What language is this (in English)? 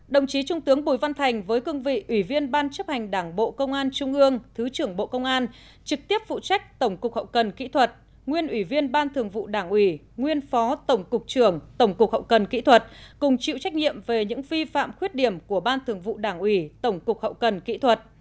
Vietnamese